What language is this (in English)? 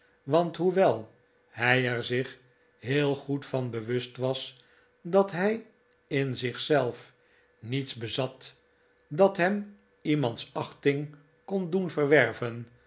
Dutch